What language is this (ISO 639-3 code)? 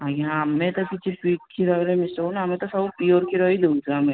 ori